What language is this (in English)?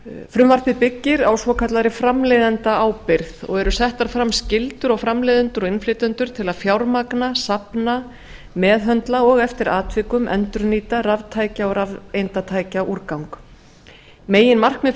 Icelandic